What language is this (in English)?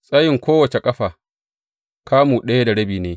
Hausa